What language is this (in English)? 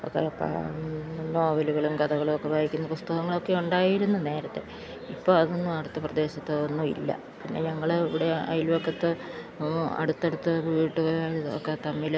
Malayalam